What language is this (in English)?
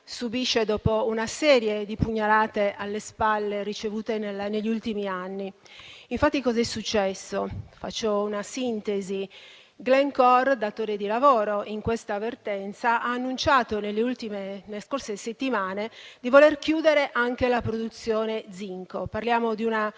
Italian